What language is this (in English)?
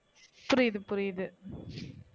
Tamil